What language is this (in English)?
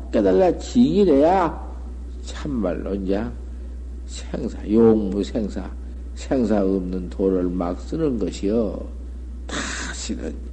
Korean